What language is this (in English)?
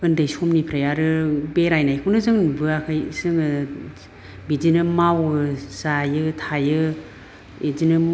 Bodo